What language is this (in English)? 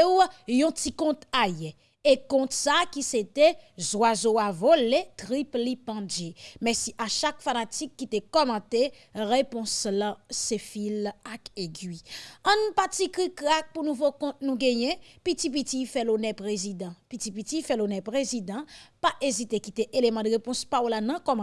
French